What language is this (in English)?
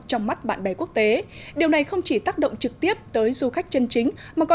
Vietnamese